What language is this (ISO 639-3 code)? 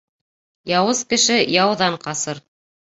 bak